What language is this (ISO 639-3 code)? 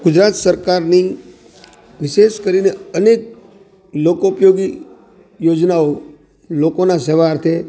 guj